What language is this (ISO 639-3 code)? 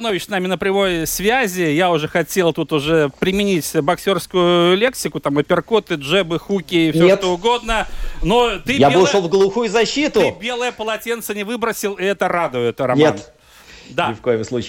rus